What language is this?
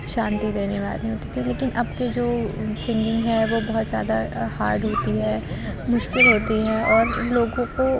Urdu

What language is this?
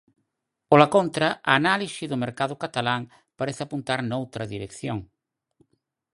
Galician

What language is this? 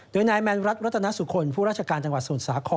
Thai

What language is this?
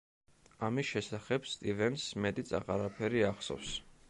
Georgian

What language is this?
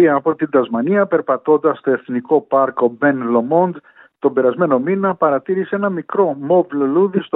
Greek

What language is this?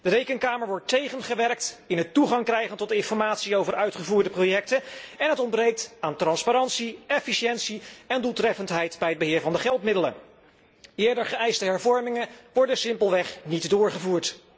Dutch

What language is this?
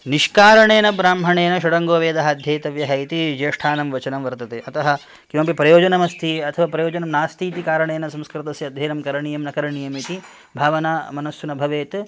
Sanskrit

